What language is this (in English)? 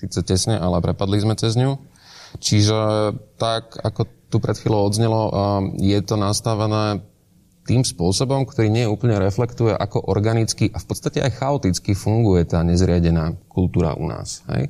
Slovak